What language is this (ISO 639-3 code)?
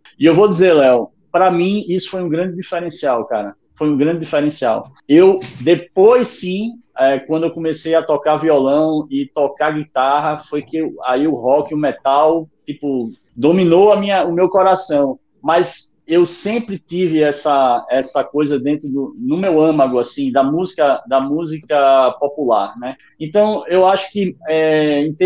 por